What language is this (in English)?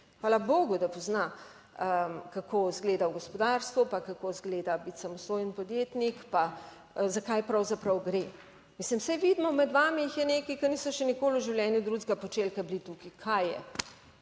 Slovenian